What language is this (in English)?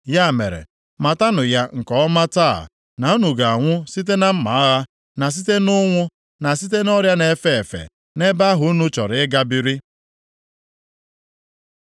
Igbo